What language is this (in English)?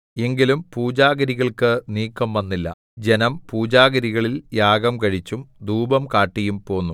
Malayalam